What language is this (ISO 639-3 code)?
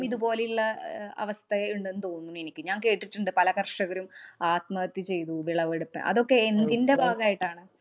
mal